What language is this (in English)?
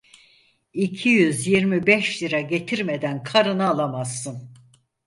Turkish